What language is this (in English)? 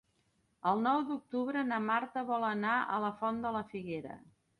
Catalan